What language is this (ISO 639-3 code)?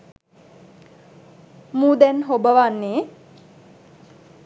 sin